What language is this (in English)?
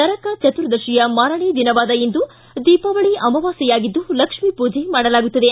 Kannada